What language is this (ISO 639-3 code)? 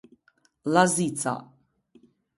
sqi